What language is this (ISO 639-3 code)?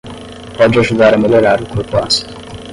por